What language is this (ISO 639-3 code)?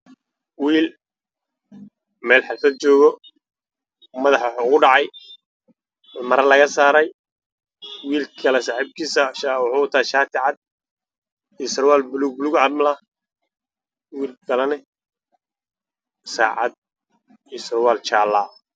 som